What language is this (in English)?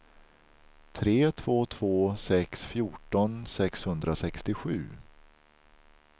Swedish